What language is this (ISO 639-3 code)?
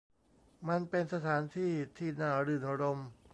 tha